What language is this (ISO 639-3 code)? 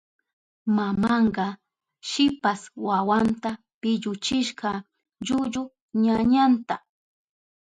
qup